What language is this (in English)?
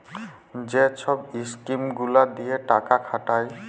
Bangla